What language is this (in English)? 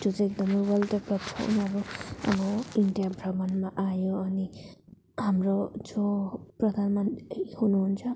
Nepali